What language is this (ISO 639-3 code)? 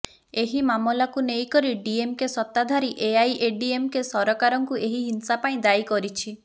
ori